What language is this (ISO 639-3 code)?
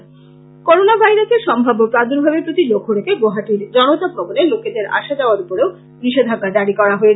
ben